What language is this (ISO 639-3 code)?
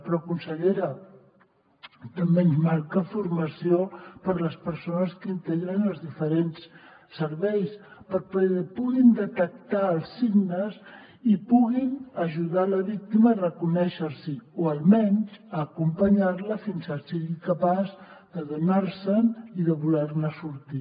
cat